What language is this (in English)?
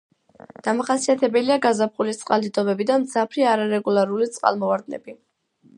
Georgian